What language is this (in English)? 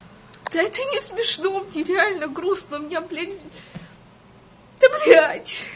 Russian